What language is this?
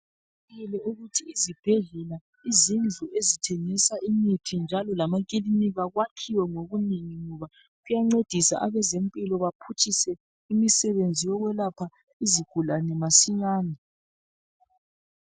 North Ndebele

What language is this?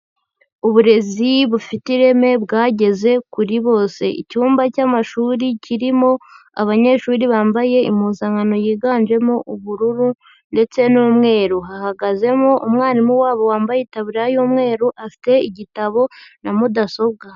Kinyarwanda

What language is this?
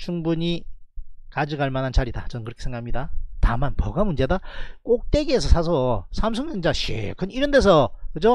Korean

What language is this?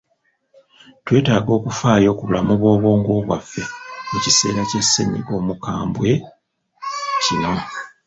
Ganda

